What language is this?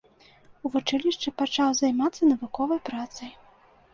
Belarusian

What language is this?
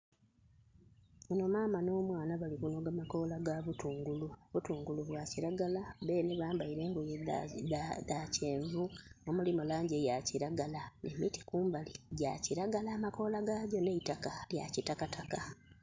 Soga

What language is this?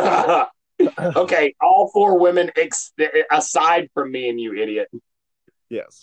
English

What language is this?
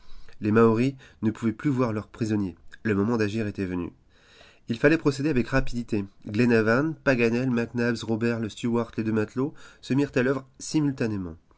French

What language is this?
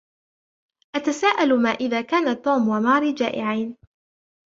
Arabic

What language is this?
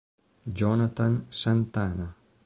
Italian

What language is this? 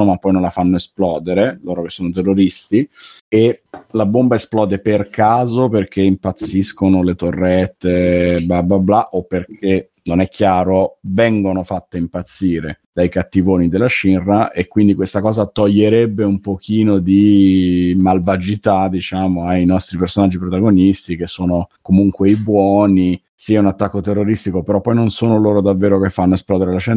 Italian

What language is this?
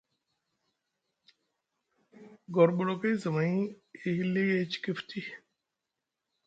Musgu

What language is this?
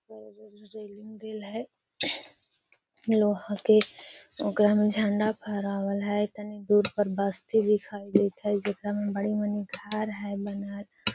Magahi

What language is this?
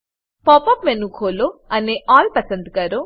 Gujarati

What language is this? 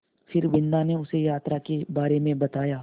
Hindi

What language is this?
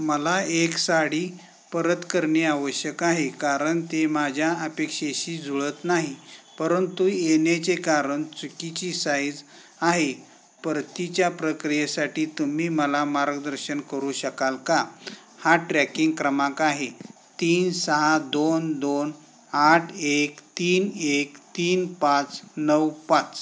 Marathi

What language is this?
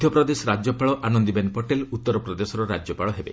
Odia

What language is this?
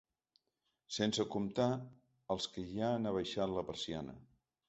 Catalan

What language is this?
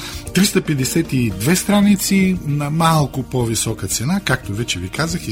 Bulgarian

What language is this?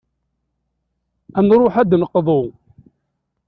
Kabyle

